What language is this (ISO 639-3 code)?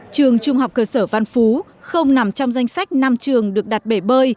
vie